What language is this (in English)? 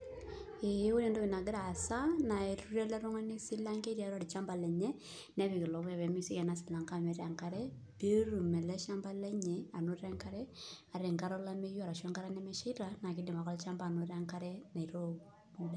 Masai